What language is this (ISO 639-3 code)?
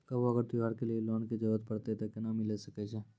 mai